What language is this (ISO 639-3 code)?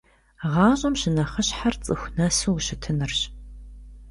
kbd